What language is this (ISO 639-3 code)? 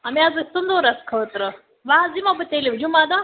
kas